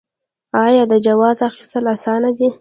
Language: Pashto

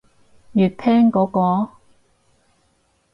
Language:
Cantonese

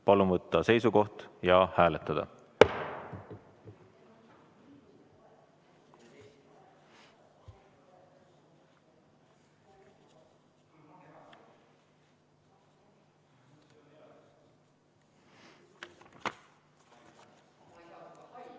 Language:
Estonian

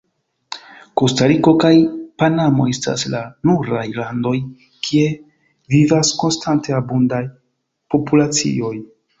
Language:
Esperanto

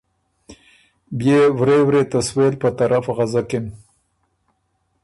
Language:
Ormuri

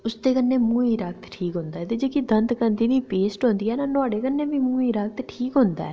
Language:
Dogri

